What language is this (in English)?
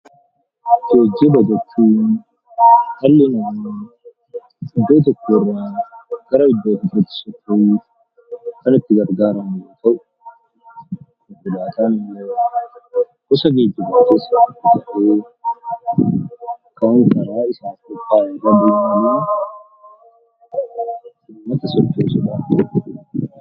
Oromo